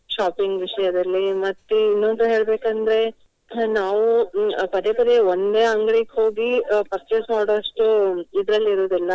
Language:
Kannada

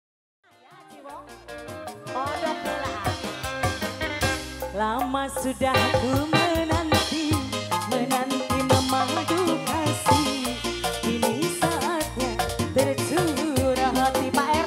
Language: Indonesian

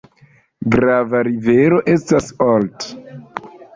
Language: Esperanto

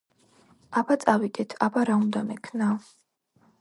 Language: Georgian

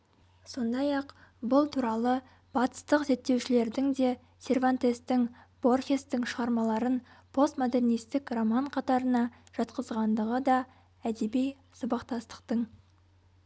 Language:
Kazakh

